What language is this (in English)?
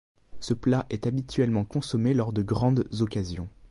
French